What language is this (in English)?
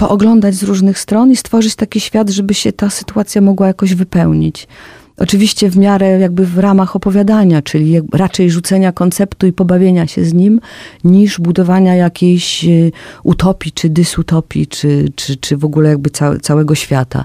Polish